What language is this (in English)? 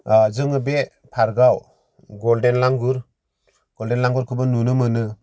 Bodo